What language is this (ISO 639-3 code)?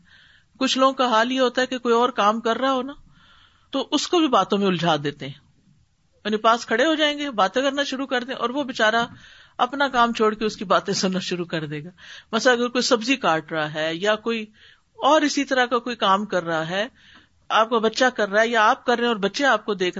urd